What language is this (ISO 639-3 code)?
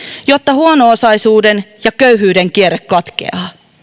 fin